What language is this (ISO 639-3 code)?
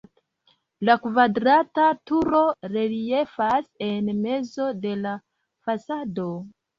epo